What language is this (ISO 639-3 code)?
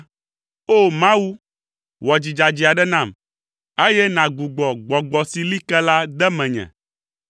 ewe